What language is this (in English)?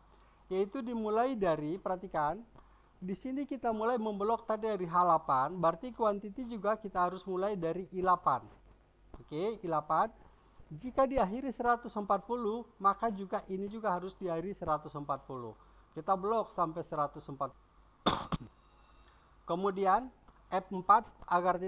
Indonesian